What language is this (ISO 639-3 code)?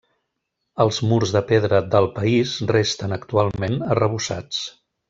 cat